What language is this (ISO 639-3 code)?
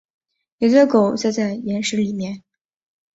zho